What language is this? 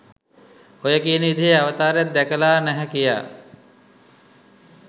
Sinhala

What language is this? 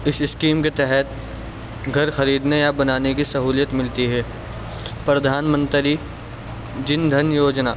Urdu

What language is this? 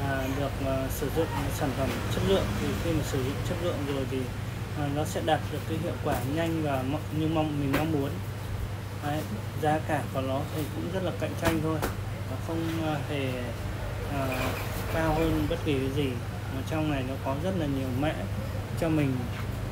Vietnamese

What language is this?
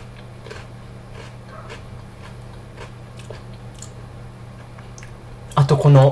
Japanese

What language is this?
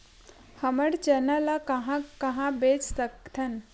Chhattisgarhi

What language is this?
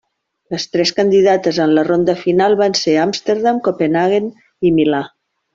Catalan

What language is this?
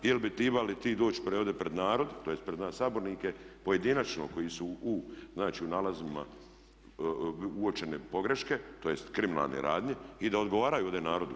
Croatian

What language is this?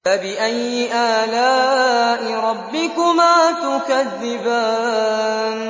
Arabic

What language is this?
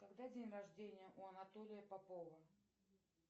Russian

